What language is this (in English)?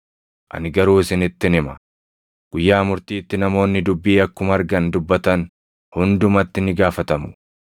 Oromo